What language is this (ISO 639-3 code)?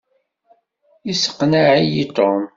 kab